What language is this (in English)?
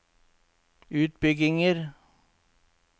Norwegian